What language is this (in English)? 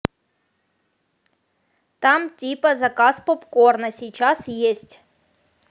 Russian